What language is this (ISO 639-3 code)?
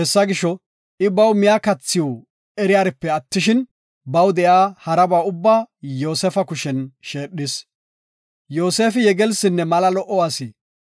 gof